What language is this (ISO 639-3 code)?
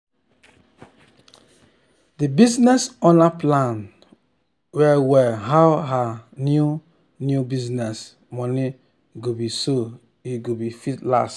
pcm